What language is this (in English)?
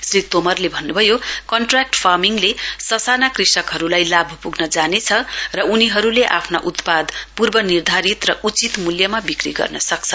Nepali